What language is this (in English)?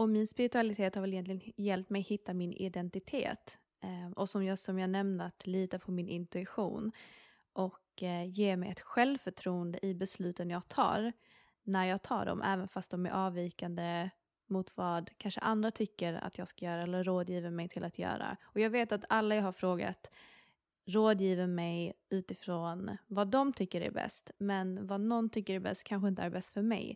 Swedish